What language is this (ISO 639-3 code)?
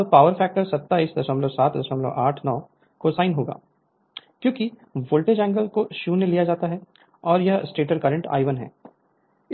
hin